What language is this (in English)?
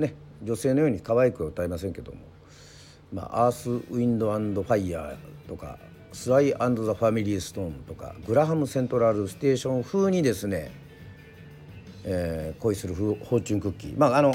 Japanese